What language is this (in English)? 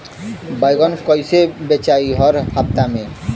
Bhojpuri